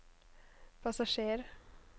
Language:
Norwegian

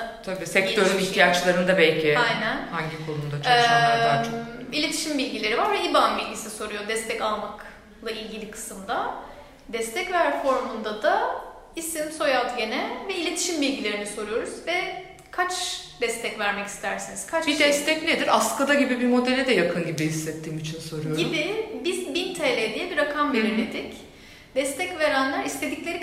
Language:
Turkish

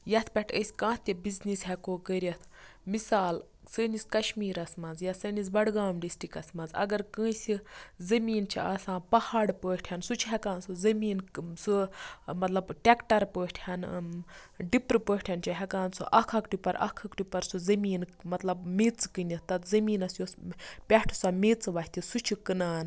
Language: Kashmiri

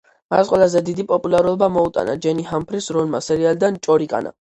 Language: Georgian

